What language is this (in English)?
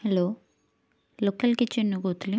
Odia